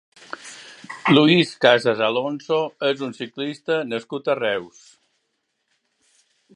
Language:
Catalan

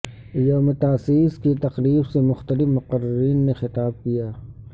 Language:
Urdu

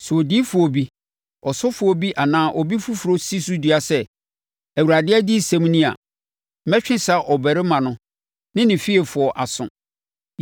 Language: Akan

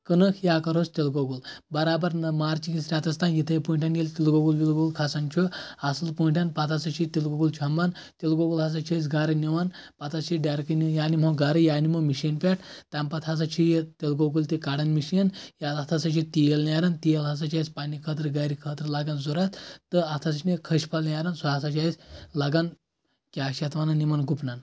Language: Kashmiri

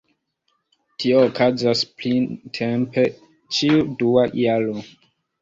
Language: Esperanto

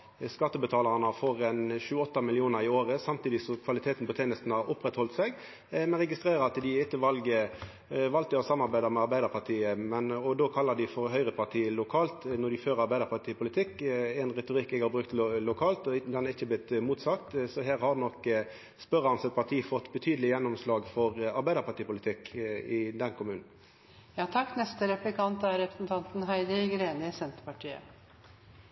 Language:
Norwegian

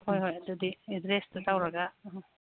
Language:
Manipuri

